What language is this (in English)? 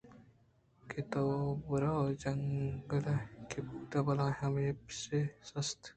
Eastern Balochi